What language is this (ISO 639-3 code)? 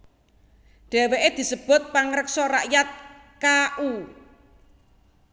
jav